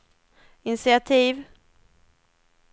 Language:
Swedish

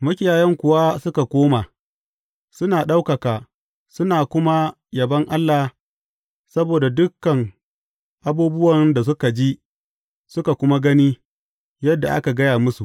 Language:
Hausa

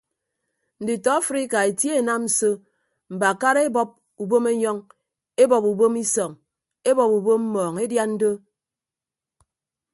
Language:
Ibibio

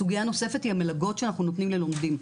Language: Hebrew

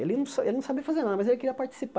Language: Portuguese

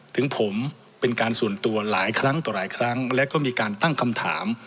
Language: Thai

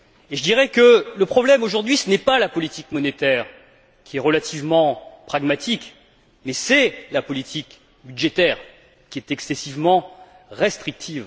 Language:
French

